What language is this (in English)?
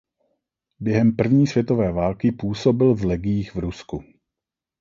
Czech